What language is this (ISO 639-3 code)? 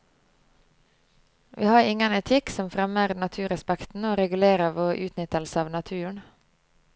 nor